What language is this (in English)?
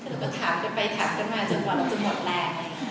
Thai